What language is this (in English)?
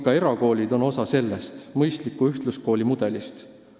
Estonian